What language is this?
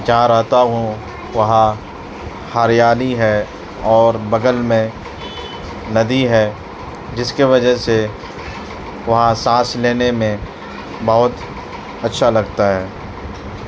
Urdu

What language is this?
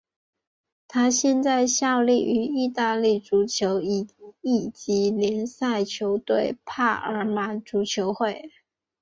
Chinese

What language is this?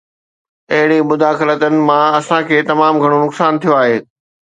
Sindhi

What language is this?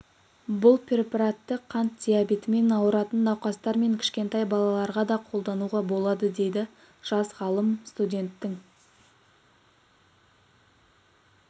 Kazakh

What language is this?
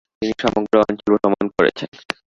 Bangla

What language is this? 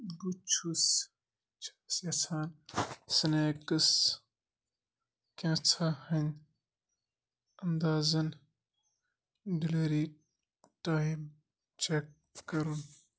Kashmiri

